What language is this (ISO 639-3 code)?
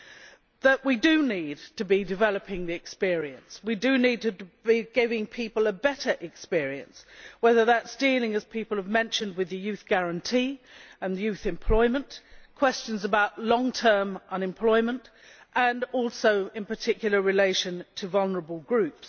eng